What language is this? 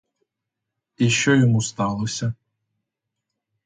Ukrainian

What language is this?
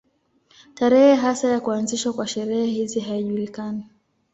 Swahili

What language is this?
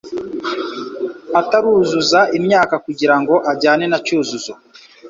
Kinyarwanda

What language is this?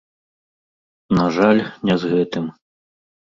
Belarusian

